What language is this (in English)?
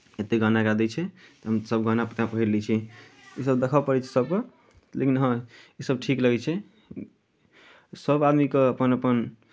Maithili